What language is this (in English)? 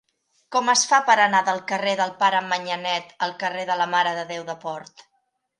Catalan